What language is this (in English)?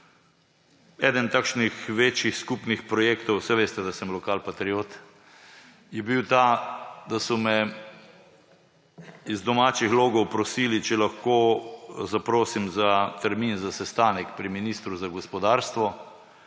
Slovenian